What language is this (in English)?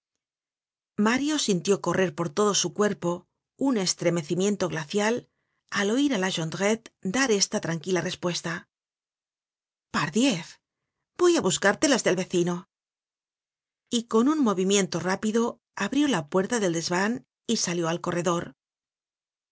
Spanish